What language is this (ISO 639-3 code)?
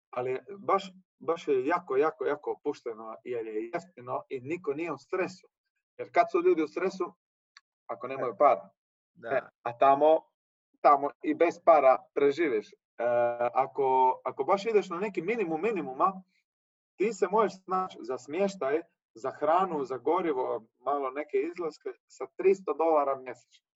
hrv